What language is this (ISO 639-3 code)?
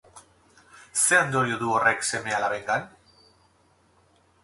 eus